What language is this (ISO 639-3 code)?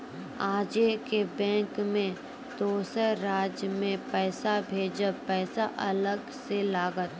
mai